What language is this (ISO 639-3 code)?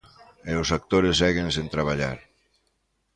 glg